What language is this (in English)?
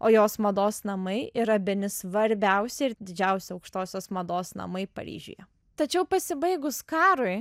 Lithuanian